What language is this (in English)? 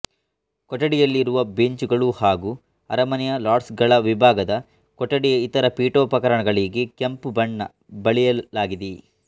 Kannada